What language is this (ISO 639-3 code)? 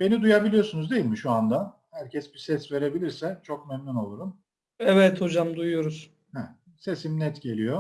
tur